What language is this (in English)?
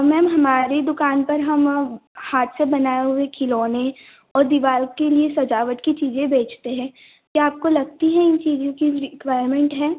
Hindi